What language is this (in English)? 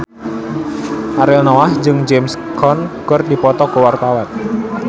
Sundanese